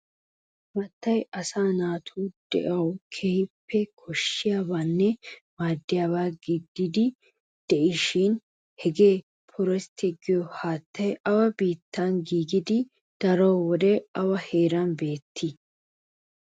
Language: Wolaytta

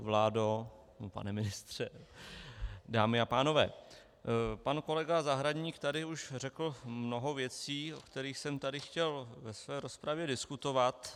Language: Czech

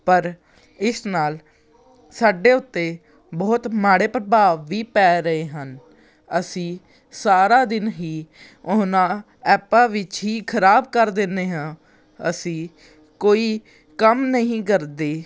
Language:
Punjabi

